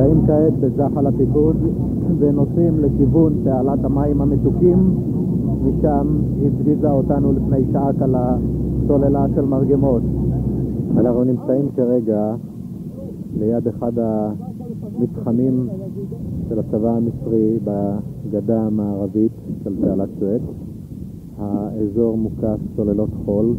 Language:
Hebrew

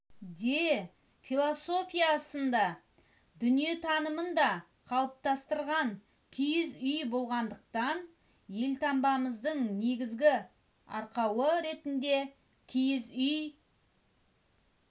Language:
Kazakh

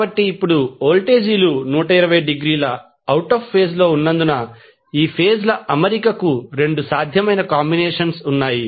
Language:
Telugu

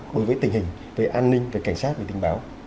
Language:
Vietnamese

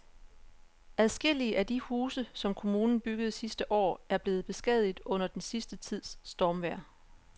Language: Danish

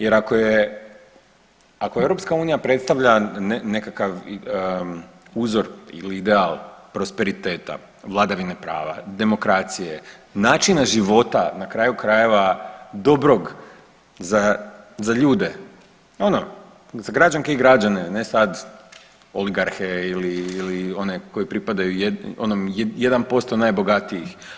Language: Croatian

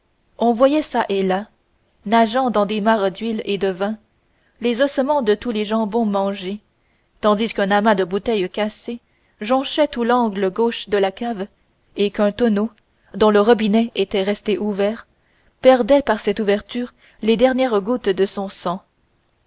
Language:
French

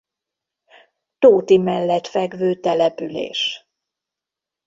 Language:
Hungarian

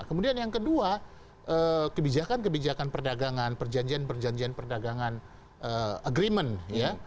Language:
Indonesian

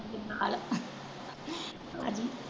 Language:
Punjabi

